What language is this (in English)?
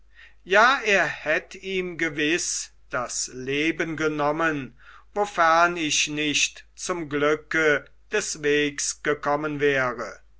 German